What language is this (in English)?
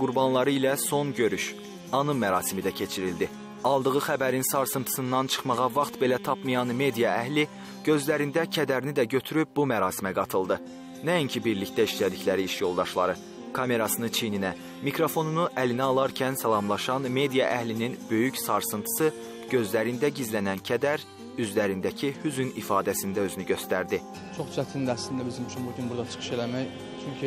Turkish